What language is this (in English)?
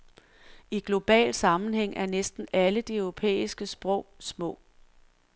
Danish